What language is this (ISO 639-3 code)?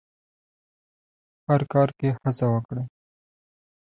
pus